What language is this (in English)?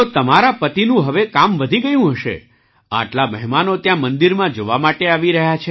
Gujarati